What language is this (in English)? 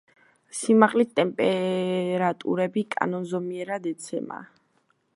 Georgian